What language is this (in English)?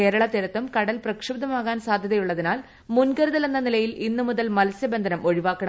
Malayalam